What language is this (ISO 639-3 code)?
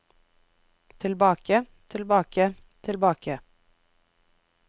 nor